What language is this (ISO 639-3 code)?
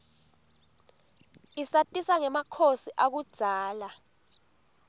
ssw